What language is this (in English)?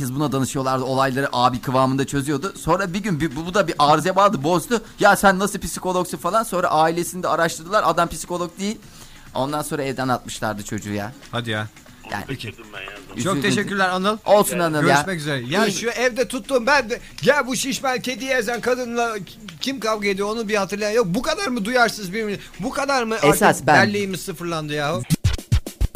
Turkish